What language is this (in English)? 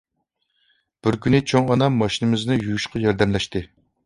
Uyghur